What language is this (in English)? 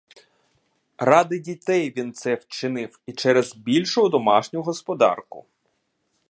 Ukrainian